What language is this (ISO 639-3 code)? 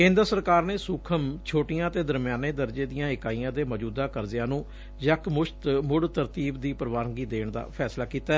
pan